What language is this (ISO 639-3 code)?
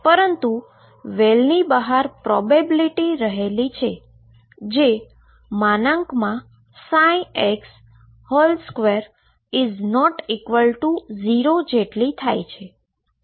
guj